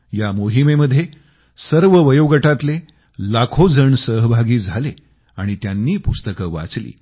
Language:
Marathi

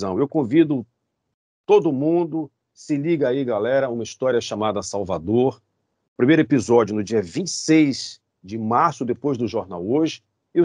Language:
Portuguese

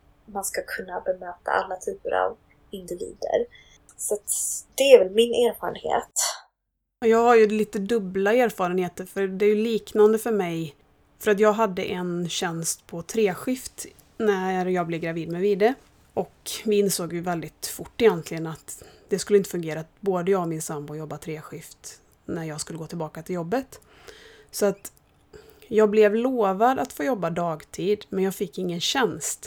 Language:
Swedish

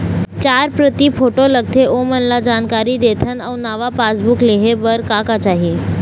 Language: Chhattisgarhi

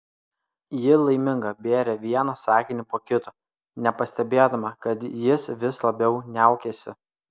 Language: Lithuanian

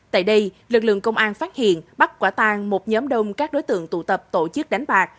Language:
Vietnamese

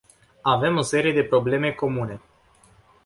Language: Romanian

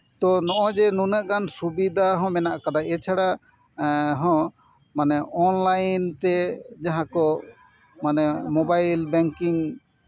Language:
Santali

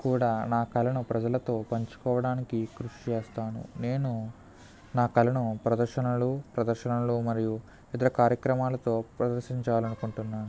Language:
Telugu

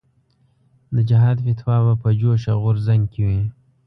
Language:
Pashto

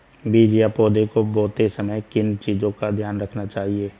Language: Hindi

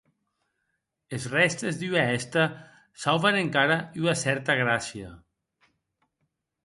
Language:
Occitan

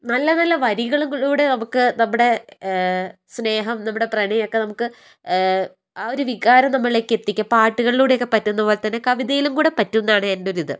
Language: Malayalam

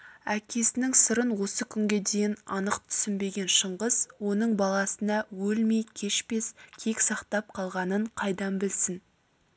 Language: Kazakh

